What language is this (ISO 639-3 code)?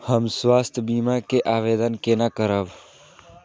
mai